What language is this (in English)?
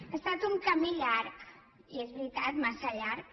Catalan